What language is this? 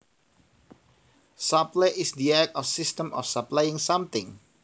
Javanese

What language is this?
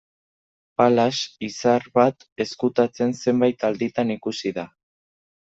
Basque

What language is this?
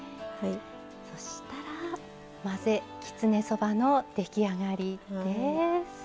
Japanese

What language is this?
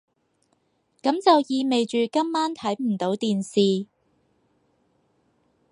Cantonese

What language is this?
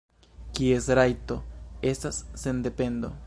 Esperanto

